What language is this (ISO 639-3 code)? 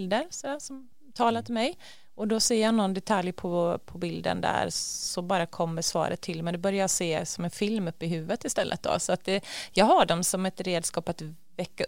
swe